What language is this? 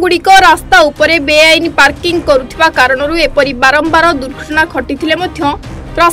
Hindi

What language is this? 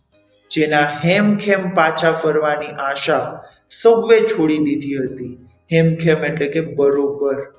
Gujarati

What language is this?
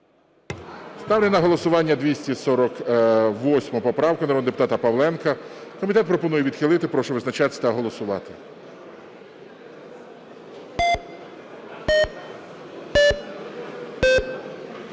Ukrainian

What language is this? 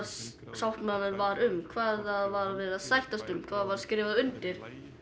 Icelandic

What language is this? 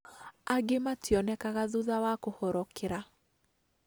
Kikuyu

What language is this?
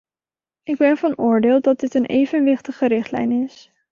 Dutch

